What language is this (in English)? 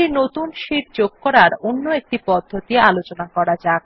Bangla